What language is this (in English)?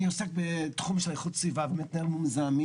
Hebrew